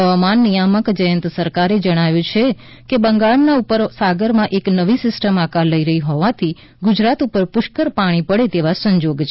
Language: Gujarati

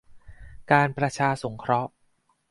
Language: Thai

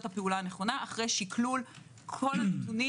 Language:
Hebrew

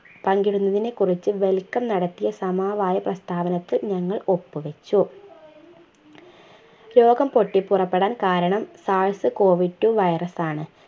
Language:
Malayalam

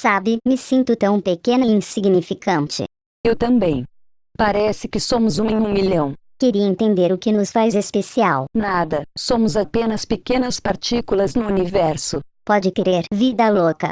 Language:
Portuguese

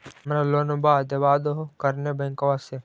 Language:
Magahi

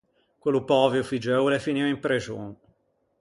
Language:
Ligurian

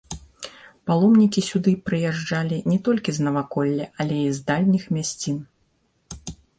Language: Belarusian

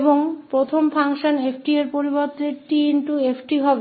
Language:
Hindi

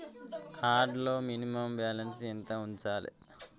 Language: Telugu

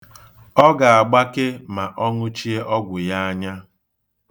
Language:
Igbo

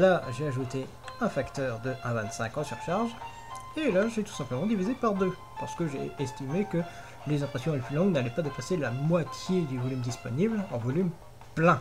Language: French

